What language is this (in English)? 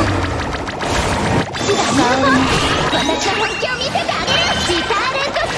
Japanese